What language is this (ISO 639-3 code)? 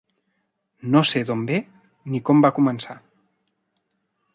cat